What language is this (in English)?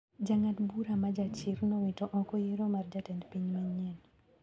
Luo (Kenya and Tanzania)